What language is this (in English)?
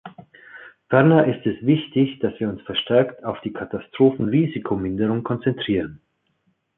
German